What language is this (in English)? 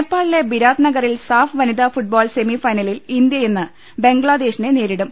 Malayalam